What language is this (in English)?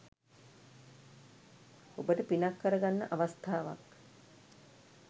Sinhala